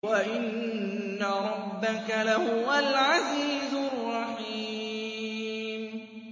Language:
Arabic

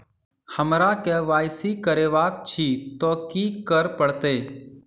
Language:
Maithili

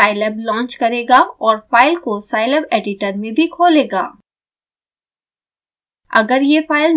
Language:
Hindi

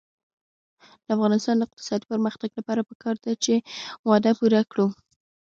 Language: Pashto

